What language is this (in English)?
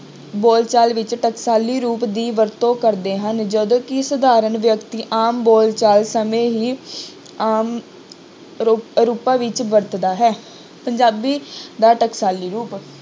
Punjabi